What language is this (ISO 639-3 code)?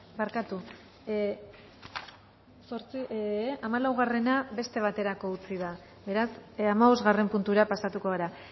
eus